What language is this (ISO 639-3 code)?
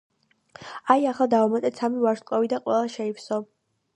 kat